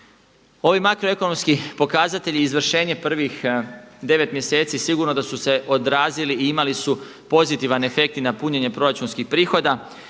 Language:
Croatian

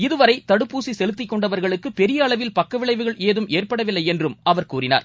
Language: Tamil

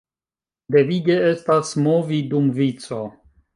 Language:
Esperanto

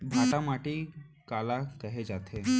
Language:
Chhattisgarhi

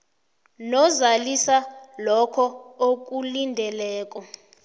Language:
South Ndebele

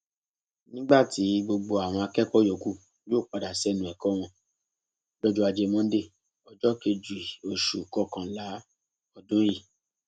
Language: Yoruba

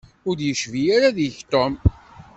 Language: Kabyle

